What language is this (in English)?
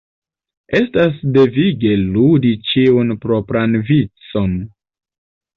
Esperanto